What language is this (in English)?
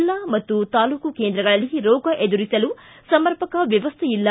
Kannada